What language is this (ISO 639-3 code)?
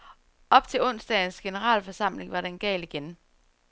dan